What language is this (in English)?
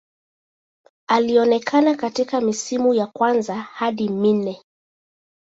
Swahili